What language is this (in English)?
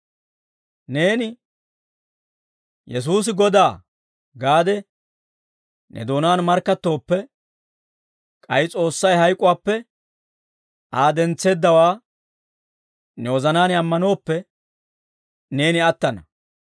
Dawro